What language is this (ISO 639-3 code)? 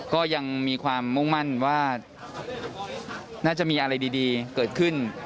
tha